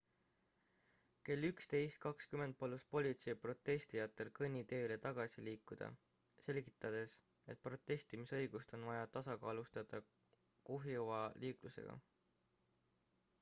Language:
Estonian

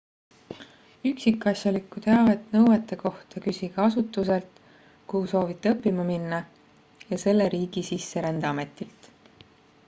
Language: Estonian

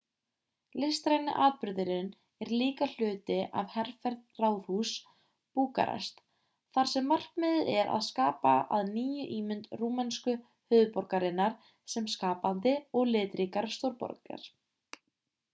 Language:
Icelandic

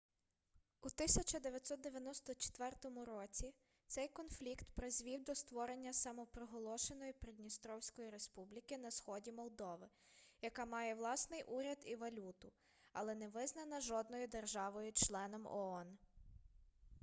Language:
Ukrainian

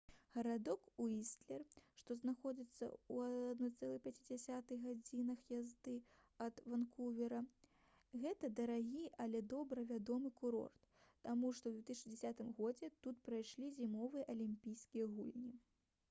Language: Belarusian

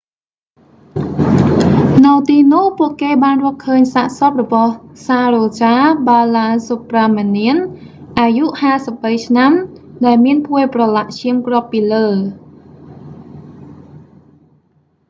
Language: Khmer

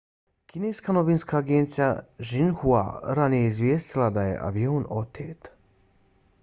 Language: Bosnian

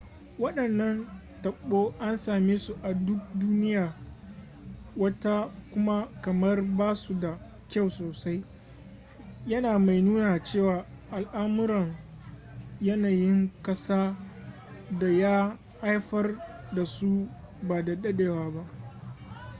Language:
Hausa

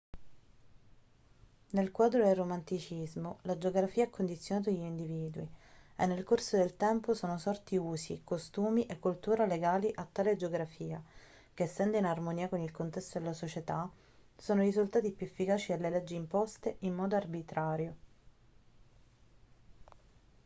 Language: Italian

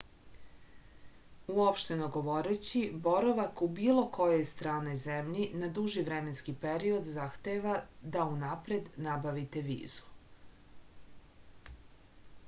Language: Serbian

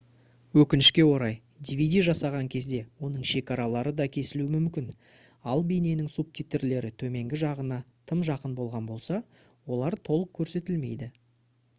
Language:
Kazakh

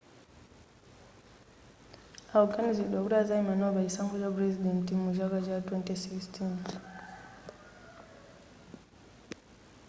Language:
Nyanja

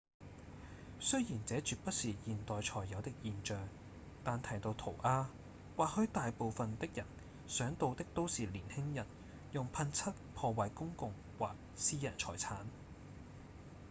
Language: Cantonese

